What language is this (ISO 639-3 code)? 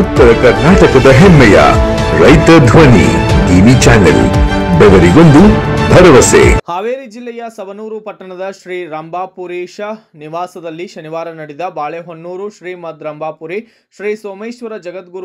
hin